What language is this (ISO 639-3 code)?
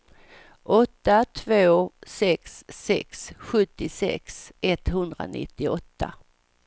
swe